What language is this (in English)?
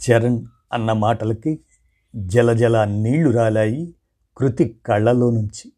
Telugu